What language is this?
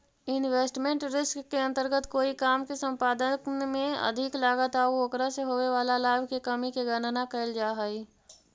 Magahi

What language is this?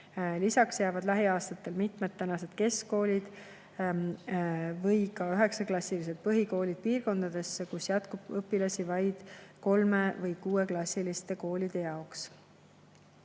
Estonian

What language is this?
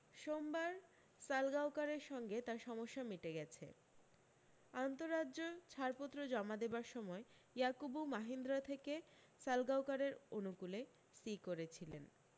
Bangla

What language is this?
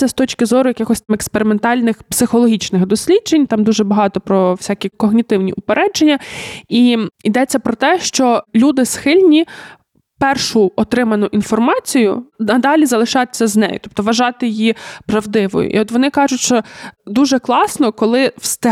Ukrainian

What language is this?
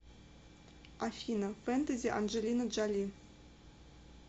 Russian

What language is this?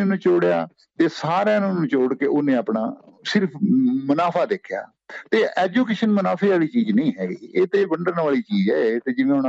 Punjabi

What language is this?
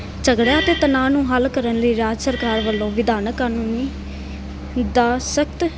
Punjabi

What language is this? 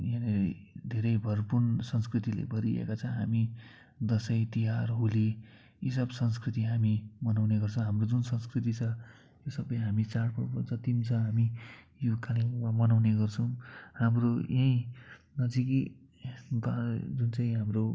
Nepali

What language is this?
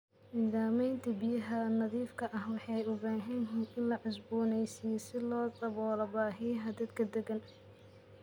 Somali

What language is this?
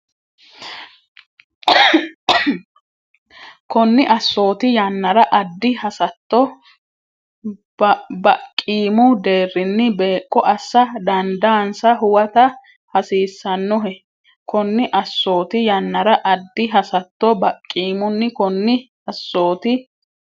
Sidamo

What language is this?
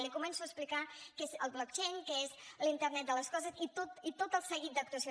Catalan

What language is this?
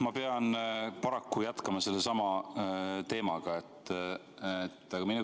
Estonian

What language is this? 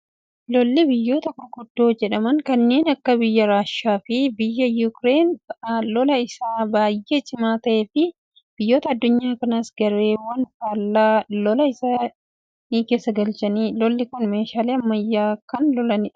Oromo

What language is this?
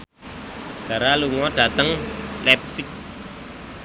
Javanese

